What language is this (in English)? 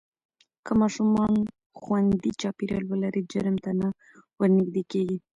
Pashto